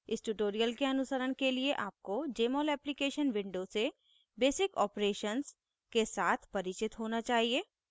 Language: Hindi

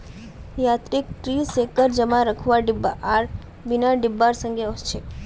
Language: Magahi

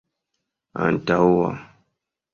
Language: Esperanto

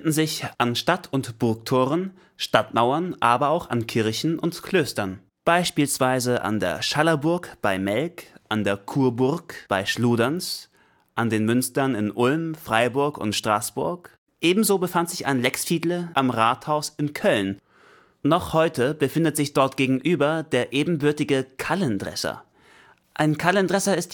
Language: German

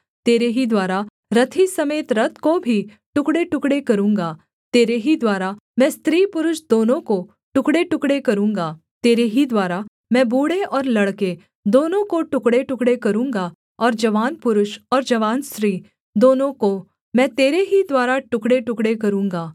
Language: Hindi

